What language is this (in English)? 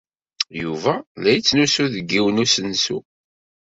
Kabyle